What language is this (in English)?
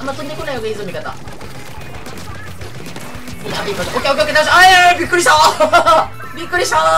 Japanese